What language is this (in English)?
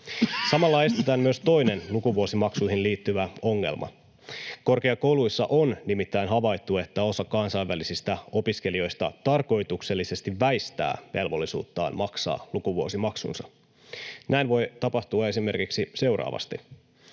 Finnish